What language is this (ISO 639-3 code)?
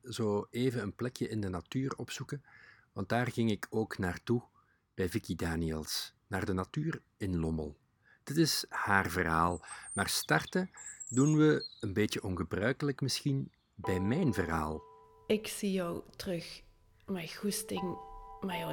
nld